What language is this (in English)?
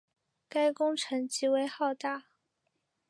Chinese